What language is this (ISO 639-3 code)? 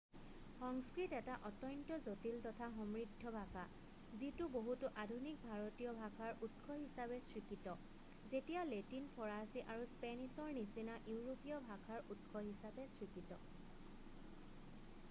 asm